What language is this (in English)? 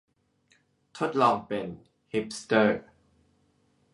Thai